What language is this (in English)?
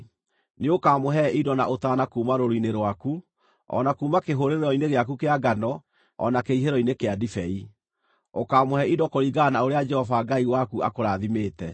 Kikuyu